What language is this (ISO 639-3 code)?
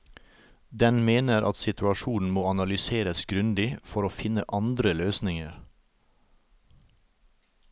nor